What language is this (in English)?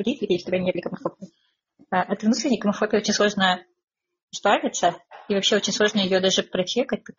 Russian